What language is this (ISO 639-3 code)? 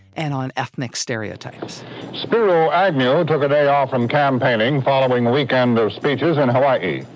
eng